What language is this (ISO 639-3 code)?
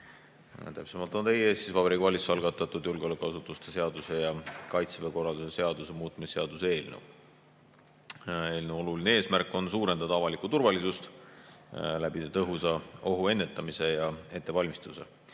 est